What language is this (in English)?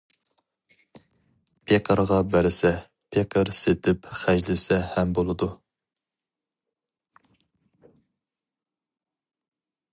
Uyghur